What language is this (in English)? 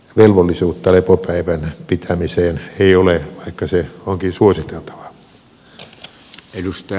Finnish